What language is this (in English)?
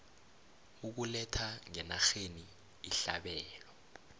South Ndebele